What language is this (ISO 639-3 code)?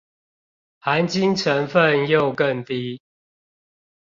zho